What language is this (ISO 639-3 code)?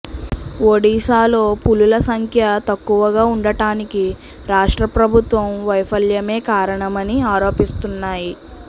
tel